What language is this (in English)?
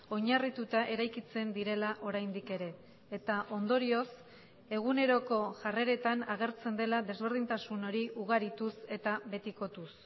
Basque